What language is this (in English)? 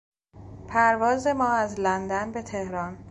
Persian